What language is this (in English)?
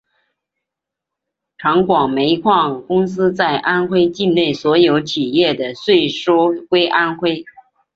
Chinese